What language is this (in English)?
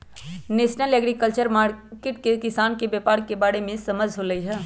Magahi